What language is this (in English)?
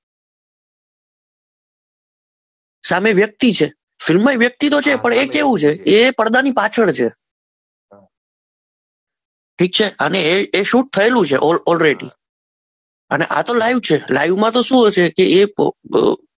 Gujarati